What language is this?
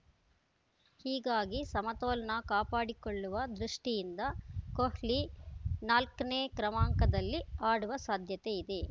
Kannada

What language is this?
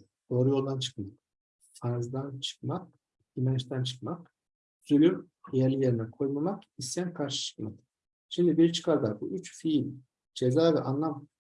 Turkish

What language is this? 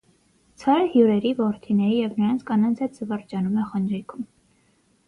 Armenian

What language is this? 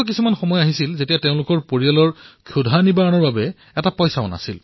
Assamese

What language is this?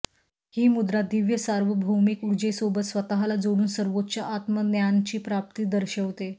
Marathi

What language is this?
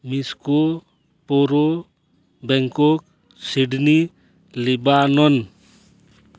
Santali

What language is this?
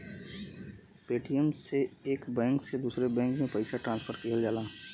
Bhojpuri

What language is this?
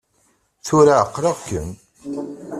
Kabyle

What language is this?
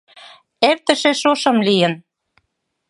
Mari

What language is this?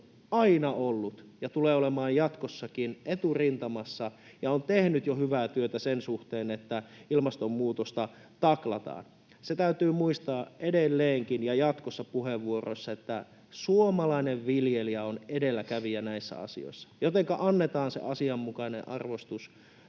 Finnish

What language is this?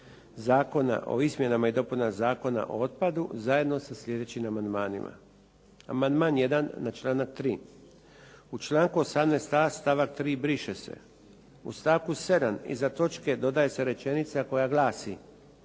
Croatian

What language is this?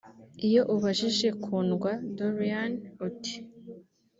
Kinyarwanda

